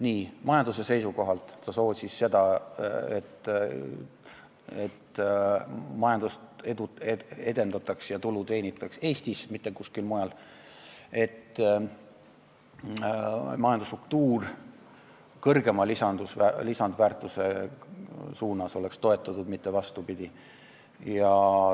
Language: Estonian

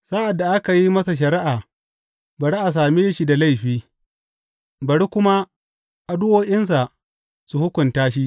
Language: Hausa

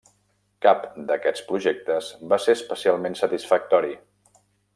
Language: Catalan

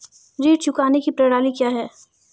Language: Hindi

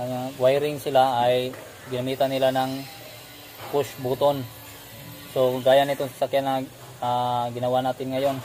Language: Filipino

